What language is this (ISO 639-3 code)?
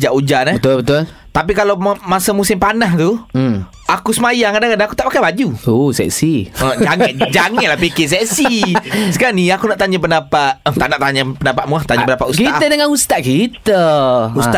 msa